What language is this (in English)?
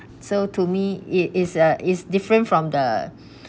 English